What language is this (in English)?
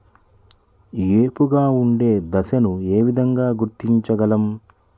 Telugu